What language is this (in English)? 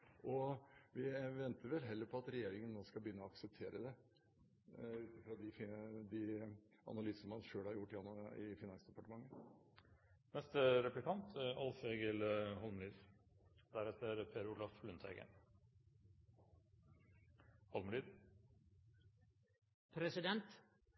Norwegian